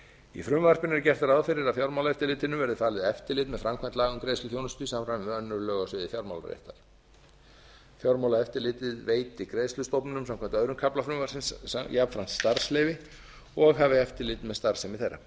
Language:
Icelandic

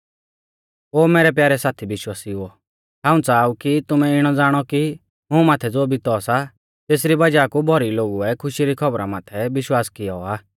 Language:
Mahasu Pahari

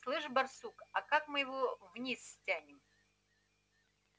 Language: Russian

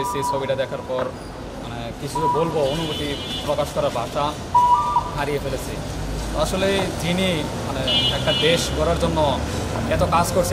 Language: Bangla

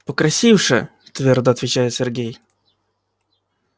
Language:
Russian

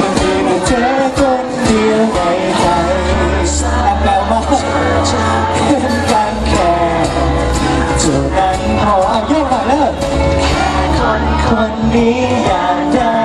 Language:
Thai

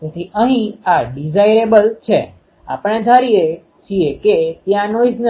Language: Gujarati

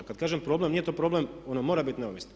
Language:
Croatian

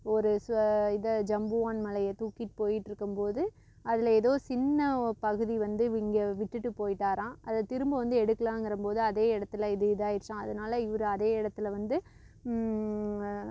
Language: Tamil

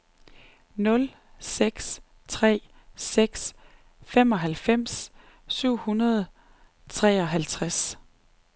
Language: Danish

